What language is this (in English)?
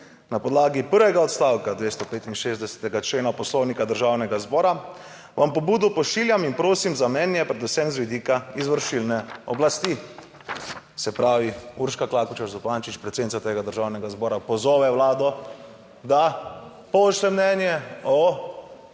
Slovenian